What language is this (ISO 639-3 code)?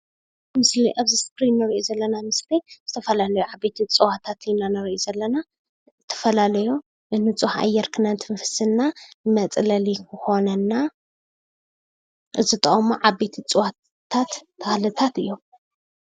tir